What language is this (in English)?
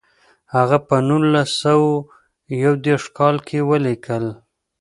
Pashto